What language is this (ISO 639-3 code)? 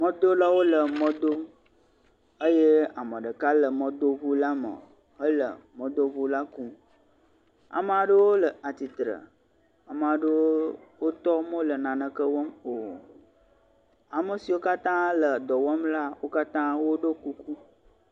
ewe